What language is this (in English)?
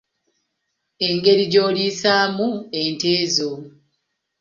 Ganda